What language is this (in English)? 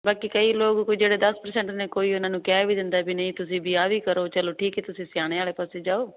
Punjabi